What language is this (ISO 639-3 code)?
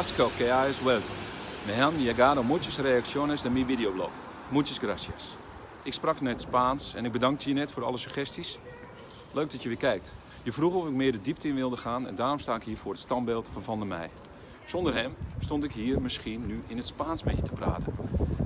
nld